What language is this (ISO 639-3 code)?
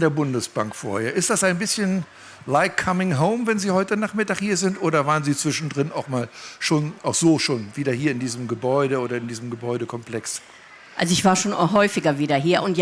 deu